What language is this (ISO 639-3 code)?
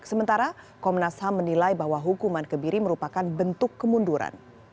ind